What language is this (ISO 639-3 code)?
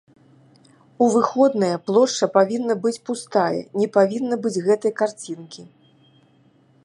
bel